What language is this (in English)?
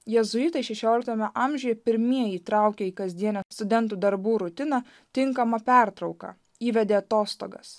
Lithuanian